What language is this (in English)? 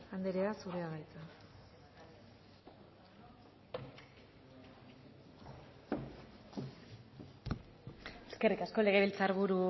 Basque